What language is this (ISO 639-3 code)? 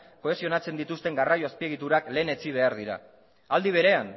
eus